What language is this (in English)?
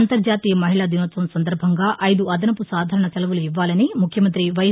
Telugu